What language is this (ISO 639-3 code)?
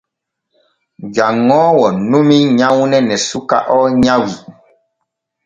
fue